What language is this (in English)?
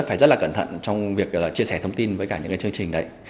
Vietnamese